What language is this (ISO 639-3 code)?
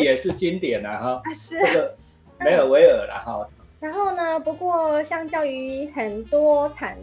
zho